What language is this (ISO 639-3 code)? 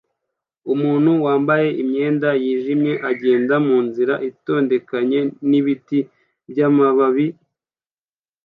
kin